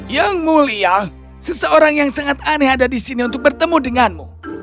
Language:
Indonesian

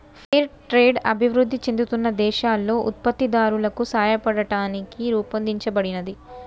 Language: Telugu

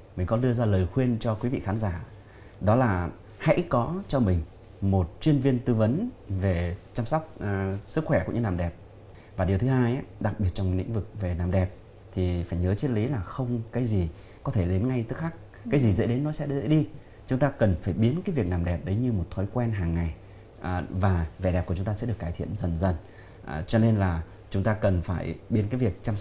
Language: Vietnamese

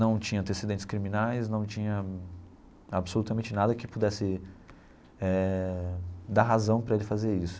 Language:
Portuguese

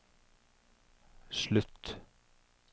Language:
Norwegian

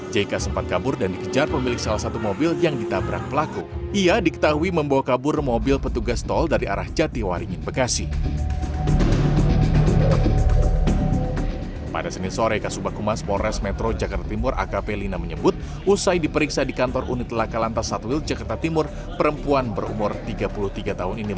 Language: Indonesian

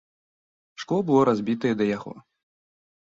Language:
Belarusian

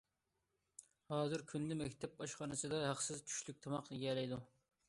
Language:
Uyghur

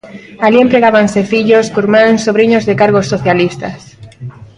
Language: Galician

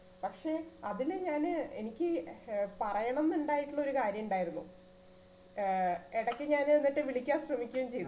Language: Malayalam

